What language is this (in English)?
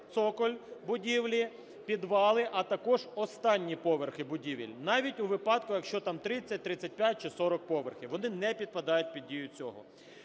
Ukrainian